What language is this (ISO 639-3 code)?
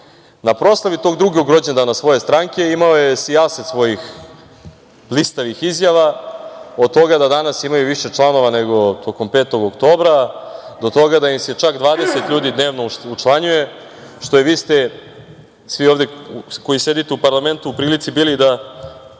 srp